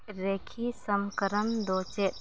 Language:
Santali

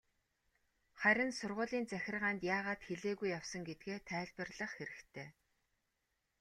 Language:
Mongolian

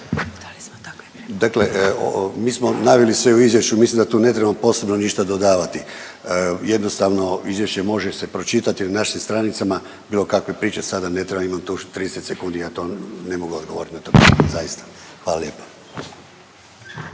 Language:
Croatian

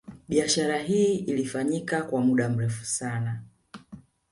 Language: Swahili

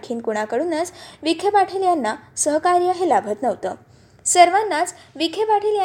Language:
Marathi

